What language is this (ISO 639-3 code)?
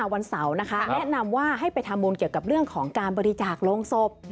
tha